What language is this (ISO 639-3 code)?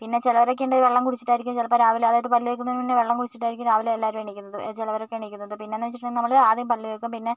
mal